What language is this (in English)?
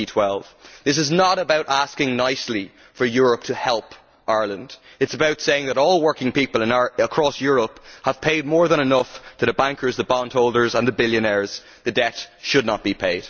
English